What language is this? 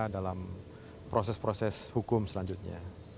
Indonesian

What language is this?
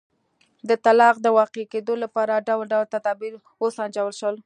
Pashto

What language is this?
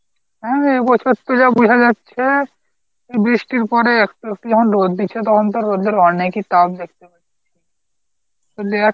Bangla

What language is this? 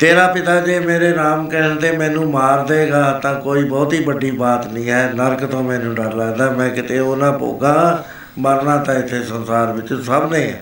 Punjabi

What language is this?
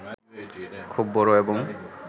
Bangla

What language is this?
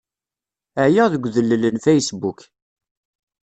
Kabyle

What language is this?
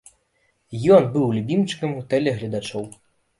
Belarusian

